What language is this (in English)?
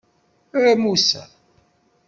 Kabyle